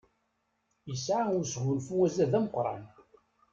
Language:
Kabyle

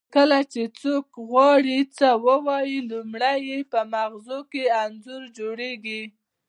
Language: Pashto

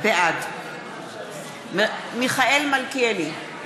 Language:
Hebrew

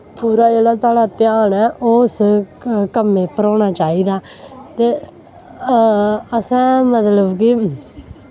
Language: Dogri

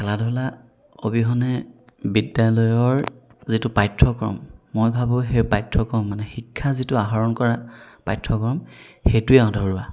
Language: Assamese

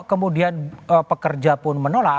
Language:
Indonesian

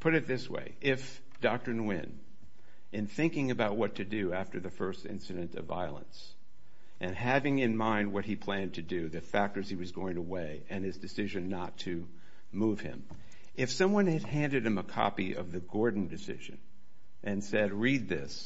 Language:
English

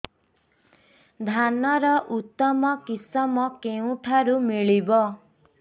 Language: Odia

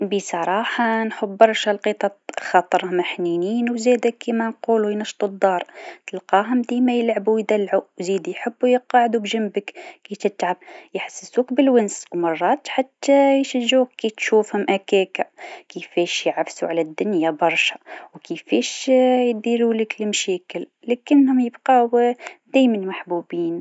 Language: Tunisian Arabic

